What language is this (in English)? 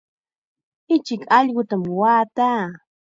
Chiquián Ancash Quechua